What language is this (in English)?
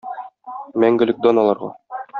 Tatar